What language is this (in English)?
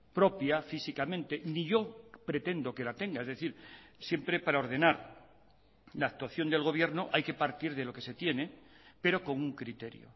Spanish